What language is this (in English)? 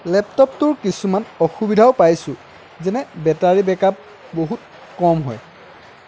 Assamese